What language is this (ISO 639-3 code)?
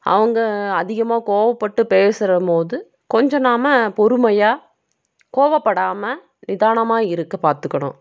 tam